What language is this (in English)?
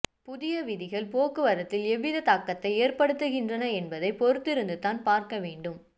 Tamil